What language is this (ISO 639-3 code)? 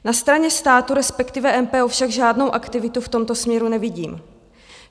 ces